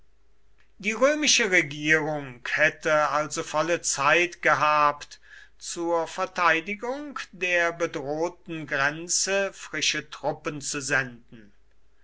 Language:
German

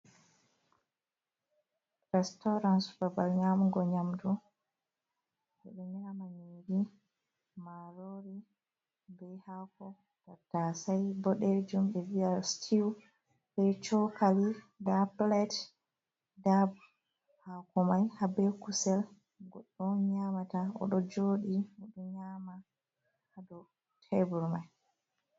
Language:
Fula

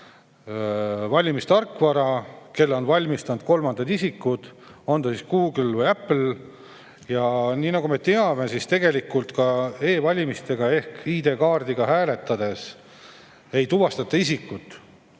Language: Estonian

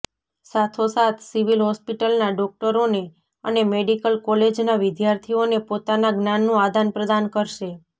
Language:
Gujarati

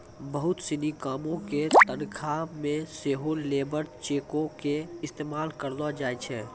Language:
Maithili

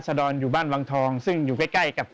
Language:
Thai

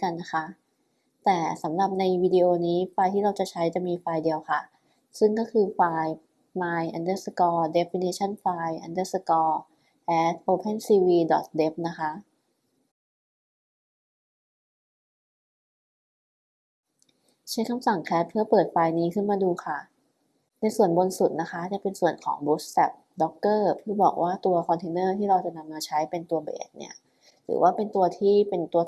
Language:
Thai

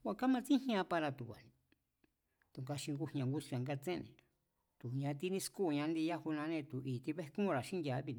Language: Mazatlán Mazatec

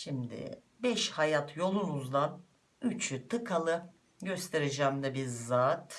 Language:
Turkish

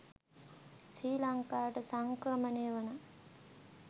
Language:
Sinhala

